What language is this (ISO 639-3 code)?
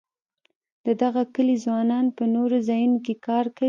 pus